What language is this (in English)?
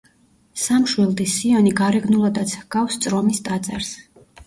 Georgian